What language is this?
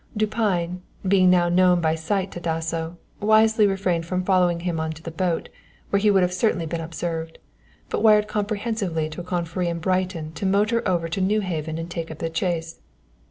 English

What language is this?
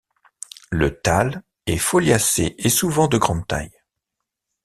French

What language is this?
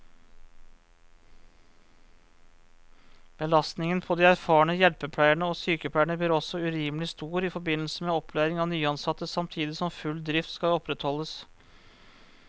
Norwegian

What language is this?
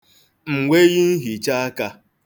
Igbo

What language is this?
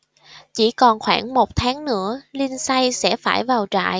Vietnamese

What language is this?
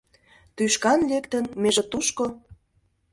Mari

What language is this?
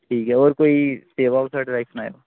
Dogri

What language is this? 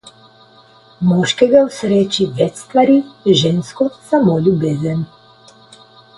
Slovenian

